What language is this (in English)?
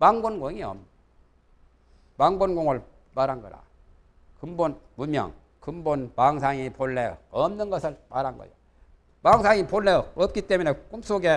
Korean